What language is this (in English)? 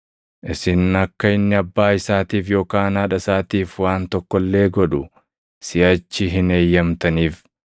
Oromo